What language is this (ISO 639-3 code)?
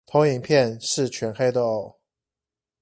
zho